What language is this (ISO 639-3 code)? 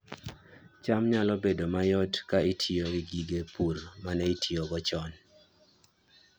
luo